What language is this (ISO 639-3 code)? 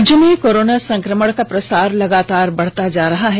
hin